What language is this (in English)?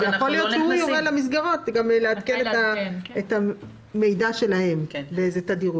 Hebrew